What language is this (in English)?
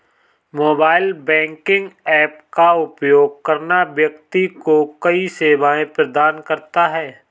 Hindi